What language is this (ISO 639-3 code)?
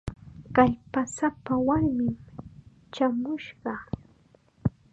qxa